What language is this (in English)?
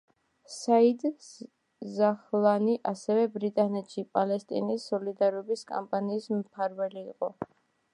Georgian